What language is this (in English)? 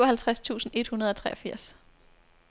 Danish